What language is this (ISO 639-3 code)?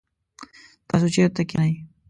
pus